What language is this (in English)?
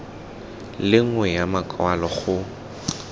Tswana